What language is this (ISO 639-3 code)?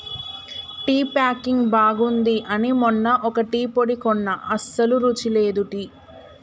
tel